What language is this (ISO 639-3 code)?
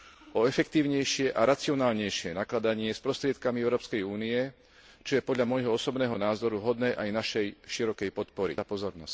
slk